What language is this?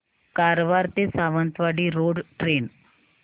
Marathi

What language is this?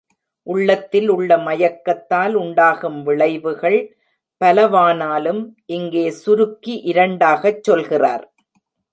Tamil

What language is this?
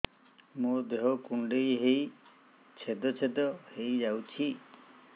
Odia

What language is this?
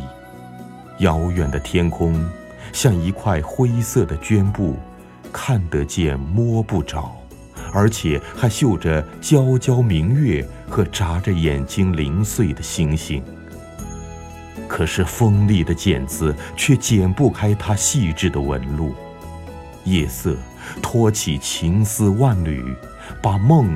Chinese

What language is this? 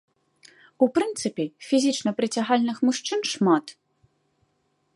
Belarusian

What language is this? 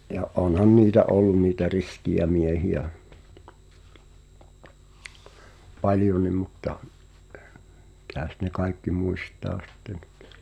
Finnish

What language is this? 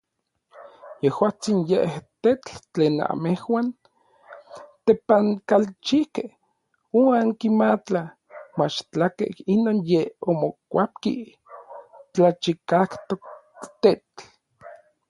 Orizaba Nahuatl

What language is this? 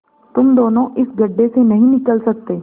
Hindi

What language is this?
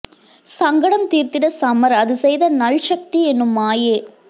Tamil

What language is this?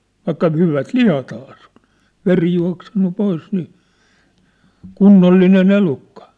Finnish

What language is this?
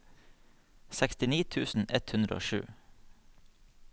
Norwegian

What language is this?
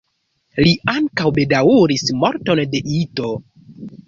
Esperanto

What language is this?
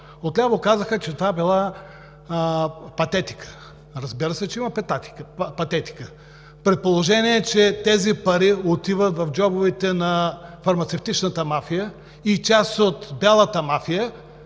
Bulgarian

